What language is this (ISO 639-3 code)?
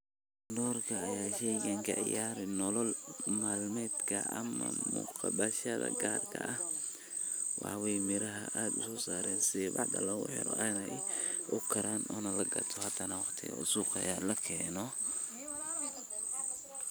som